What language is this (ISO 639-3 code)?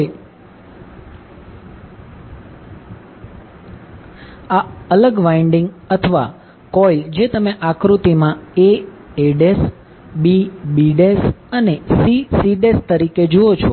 guj